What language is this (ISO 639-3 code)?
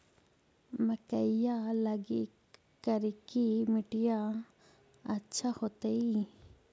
mag